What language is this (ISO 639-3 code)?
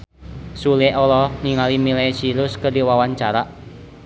sun